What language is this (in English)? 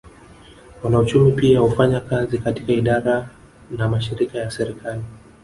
Swahili